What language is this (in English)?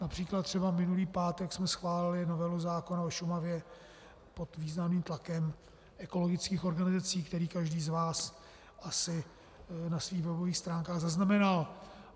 Czech